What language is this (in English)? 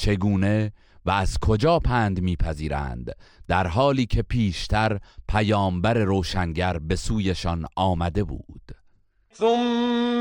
Persian